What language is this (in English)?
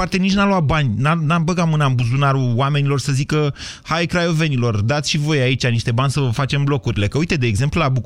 Romanian